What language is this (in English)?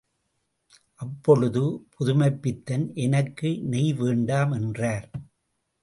Tamil